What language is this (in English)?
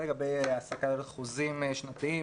Hebrew